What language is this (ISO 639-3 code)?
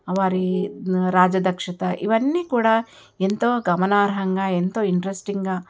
tel